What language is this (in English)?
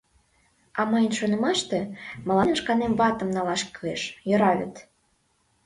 Mari